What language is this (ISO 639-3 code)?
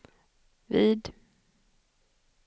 swe